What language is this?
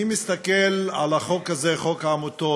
Hebrew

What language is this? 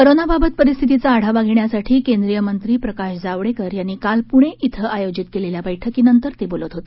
Marathi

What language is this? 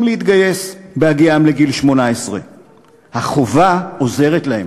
Hebrew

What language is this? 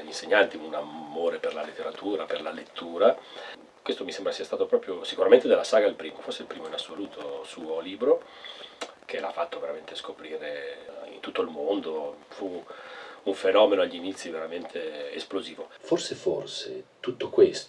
Italian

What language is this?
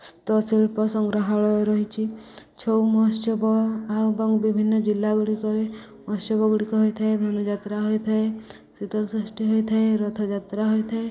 Odia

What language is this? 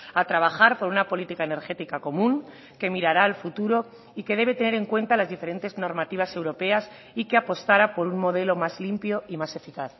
Spanish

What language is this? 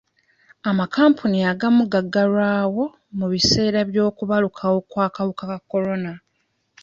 Ganda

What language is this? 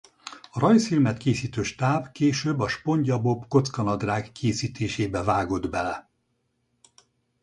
Hungarian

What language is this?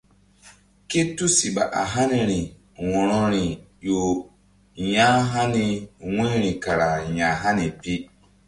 Mbum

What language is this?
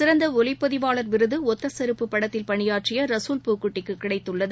Tamil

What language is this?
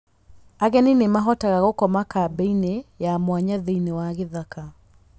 Kikuyu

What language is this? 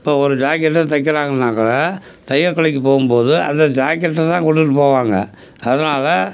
Tamil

